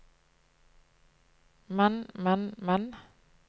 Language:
Norwegian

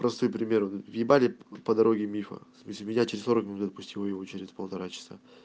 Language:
Russian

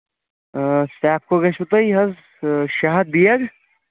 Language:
Kashmiri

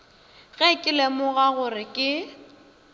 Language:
Northern Sotho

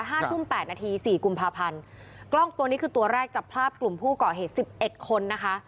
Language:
Thai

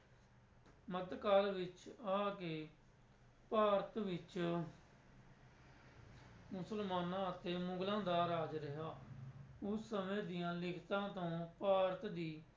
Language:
Punjabi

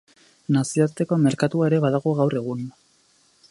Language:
Basque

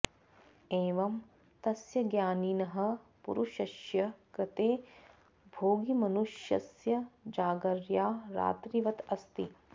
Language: Sanskrit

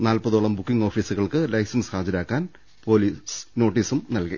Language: Malayalam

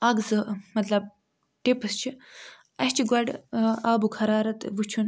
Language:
Kashmiri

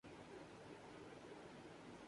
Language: Urdu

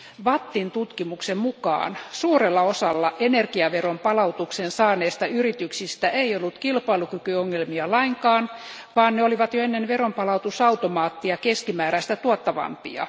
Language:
Finnish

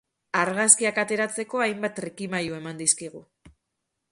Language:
Basque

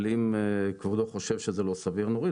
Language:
Hebrew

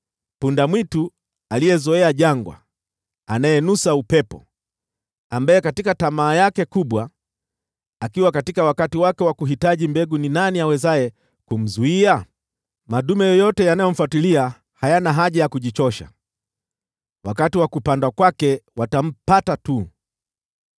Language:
Swahili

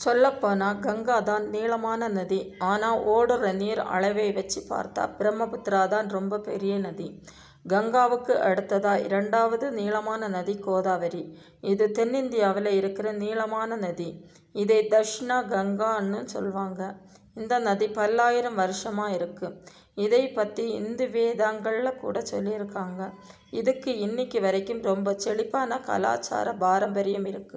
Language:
Tamil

